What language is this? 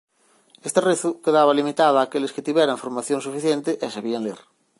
Galician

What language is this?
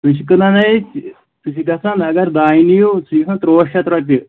Kashmiri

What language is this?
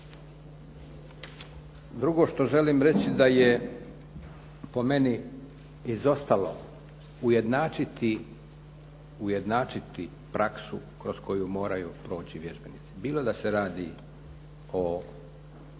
Croatian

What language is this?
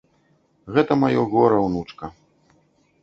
Belarusian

